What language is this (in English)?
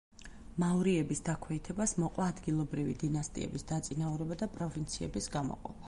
Georgian